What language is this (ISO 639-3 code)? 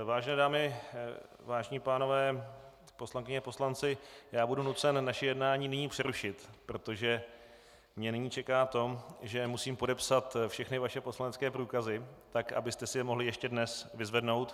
ces